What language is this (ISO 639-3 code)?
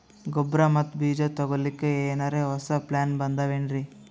kan